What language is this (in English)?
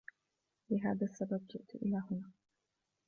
Arabic